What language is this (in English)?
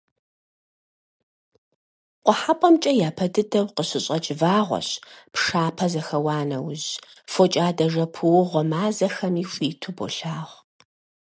Kabardian